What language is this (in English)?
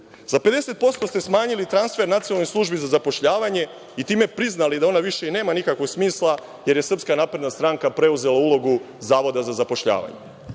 Serbian